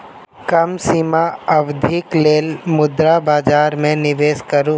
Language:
Maithili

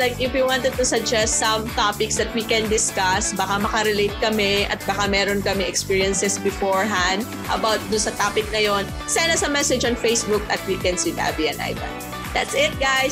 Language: Filipino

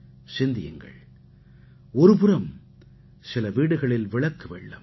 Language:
Tamil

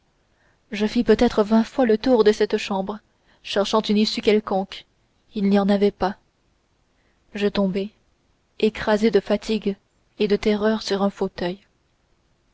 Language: French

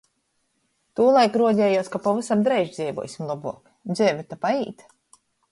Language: Latgalian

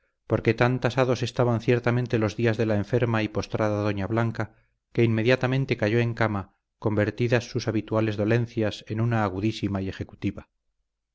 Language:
Spanish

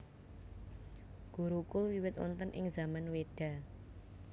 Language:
Javanese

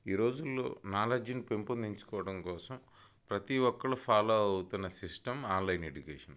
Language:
Telugu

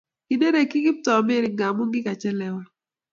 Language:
Kalenjin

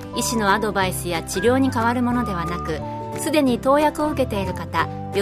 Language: Japanese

